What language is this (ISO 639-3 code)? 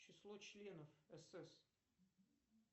rus